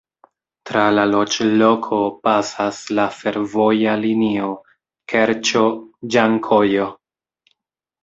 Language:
Esperanto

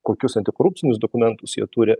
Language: Lithuanian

